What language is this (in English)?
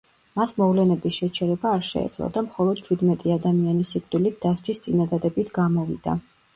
Georgian